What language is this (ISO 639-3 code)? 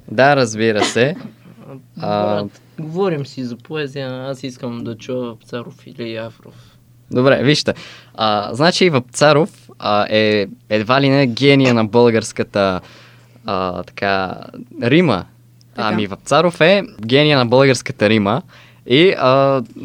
bul